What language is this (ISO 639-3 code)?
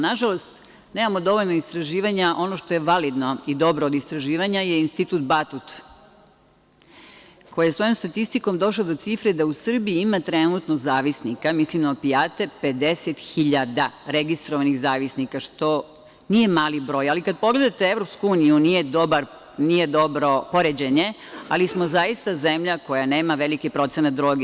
srp